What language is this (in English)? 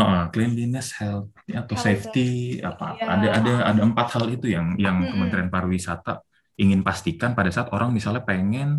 Indonesian